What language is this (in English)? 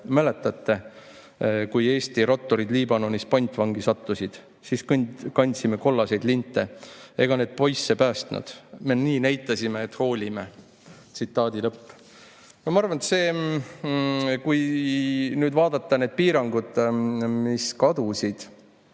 Estonian